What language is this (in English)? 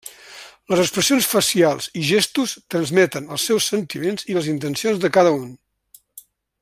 Catalan